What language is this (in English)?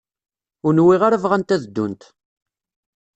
Kabyle